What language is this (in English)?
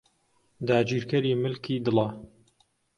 Central Kurdish